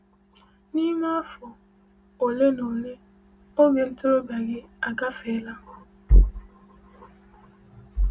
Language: Igbo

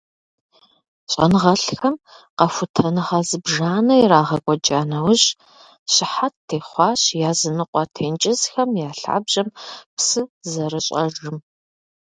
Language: Kabardian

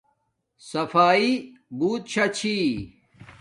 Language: Domaaki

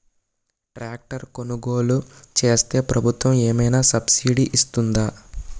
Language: Telugu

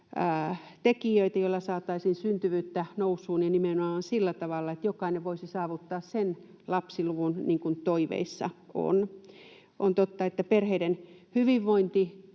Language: Finnish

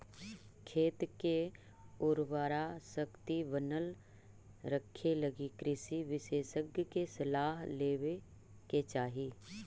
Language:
Magahi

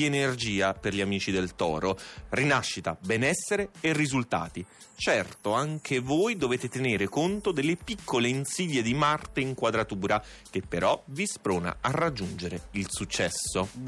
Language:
Italian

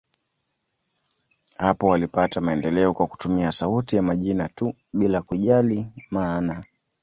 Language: Swahili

